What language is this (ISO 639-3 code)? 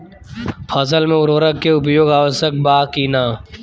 bho